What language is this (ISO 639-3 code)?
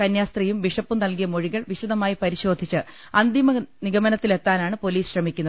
mal